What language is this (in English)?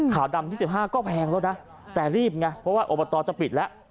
Thai